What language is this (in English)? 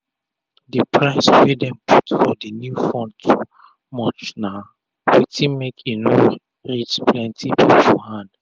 Nigerian Pidgin